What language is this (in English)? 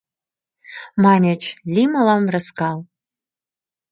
Mari